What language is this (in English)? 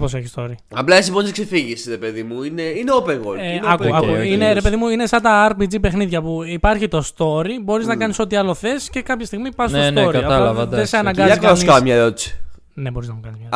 Greek